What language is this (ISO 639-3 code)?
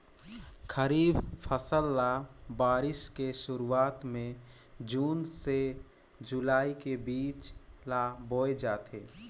hne